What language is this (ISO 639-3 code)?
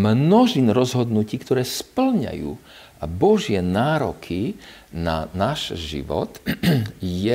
slk